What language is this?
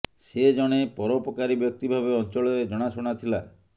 Odia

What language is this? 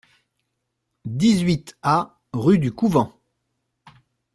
French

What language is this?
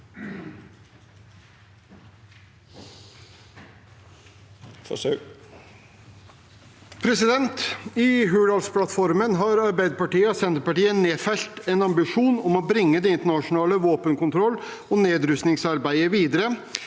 Norwegian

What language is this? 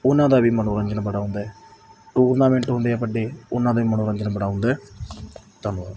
Punjabi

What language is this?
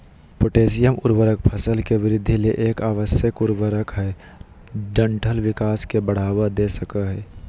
Magahi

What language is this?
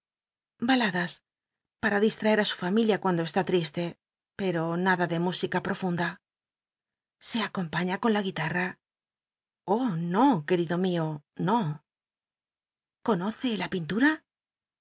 Spanish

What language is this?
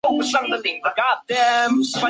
Chinese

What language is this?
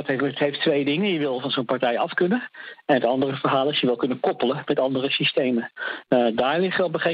Dutch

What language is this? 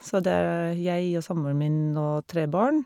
Norwegian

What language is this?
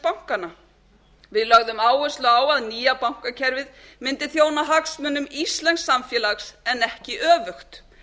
Icelandic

